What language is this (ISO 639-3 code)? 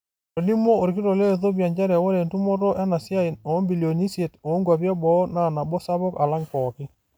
mas